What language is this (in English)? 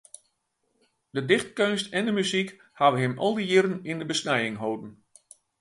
Western Frisian